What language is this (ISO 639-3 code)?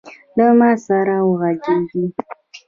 pus